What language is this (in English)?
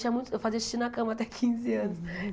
Portuguese